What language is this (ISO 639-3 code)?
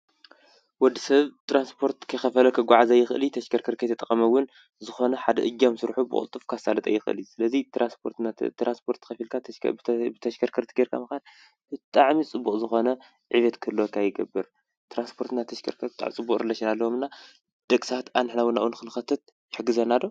tir